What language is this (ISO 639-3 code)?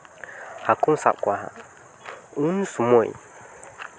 sat